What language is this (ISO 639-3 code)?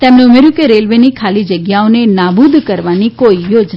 guj